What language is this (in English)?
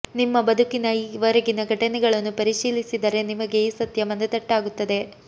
Kannada